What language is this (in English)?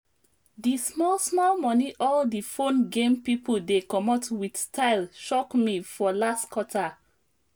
Nigerian Pidgin